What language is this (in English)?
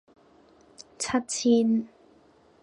Cantonese